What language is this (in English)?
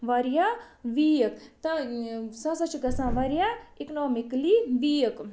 Kashmiri